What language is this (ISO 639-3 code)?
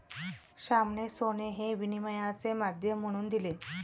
mar